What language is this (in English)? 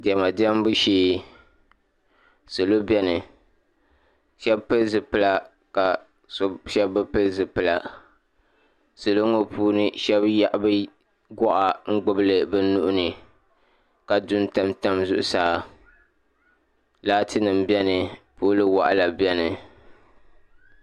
Dagbani